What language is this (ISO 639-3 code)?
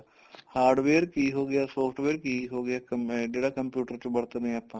pan